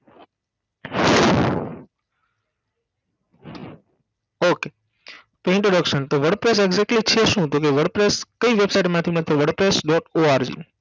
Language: Gujarati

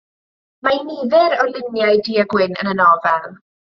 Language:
Welsh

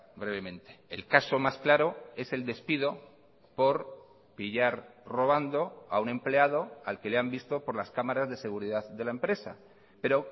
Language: Spanish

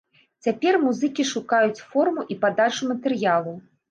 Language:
Belarusian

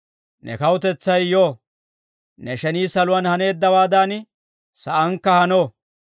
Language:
Dawro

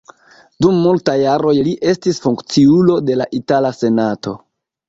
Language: Esperanto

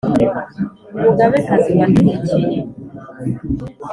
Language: Kinyarwanda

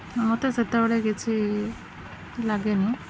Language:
Odia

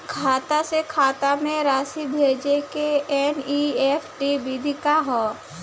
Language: Bhojpuri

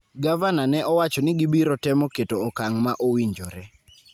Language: Luo (Kenya and Tanzania)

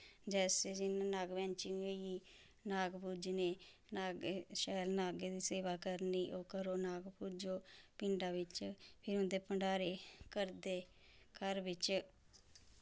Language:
Dogri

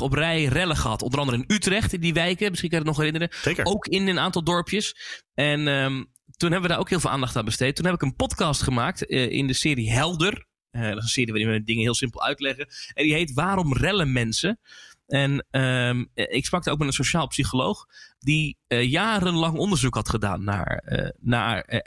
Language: Dutch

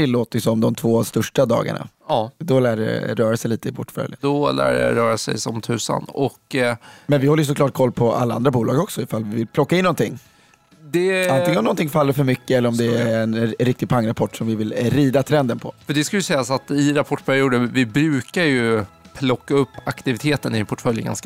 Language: Swedish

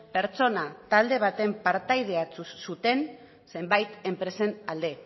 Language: Basque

